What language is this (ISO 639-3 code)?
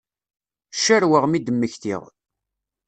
kab